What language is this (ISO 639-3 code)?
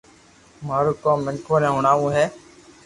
lrk